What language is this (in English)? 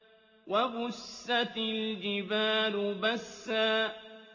Arabic